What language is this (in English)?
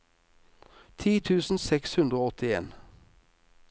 Norwegian